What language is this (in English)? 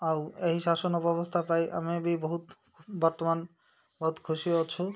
Odia